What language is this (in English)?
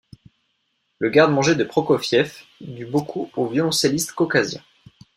French